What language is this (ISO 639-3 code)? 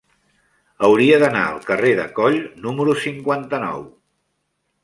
cat